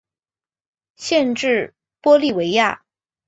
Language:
Chinese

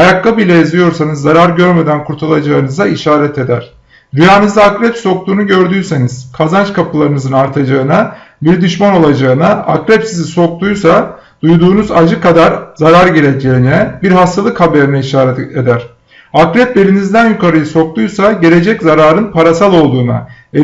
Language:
Turkish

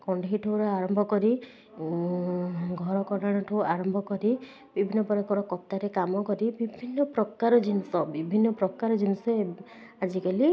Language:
Odia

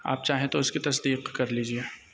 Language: Urdu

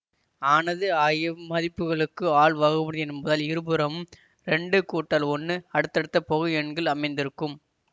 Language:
Tamil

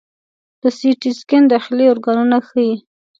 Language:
Pashto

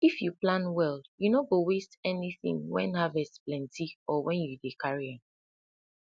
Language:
Nigerian Pidgin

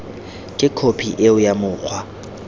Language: Tswana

